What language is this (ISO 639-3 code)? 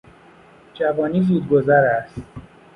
fas